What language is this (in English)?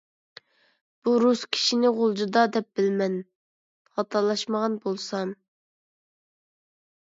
Uyghur